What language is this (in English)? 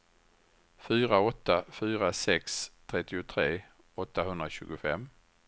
Swedish